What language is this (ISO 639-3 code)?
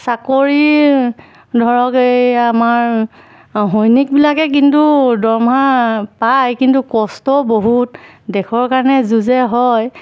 asm